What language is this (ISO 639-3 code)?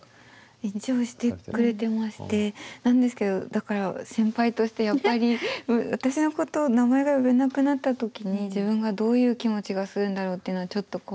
jpn